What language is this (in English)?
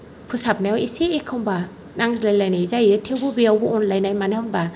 Bodo